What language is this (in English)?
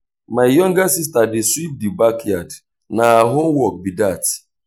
Nigerian Pidgin